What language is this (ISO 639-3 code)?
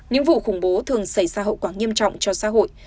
vie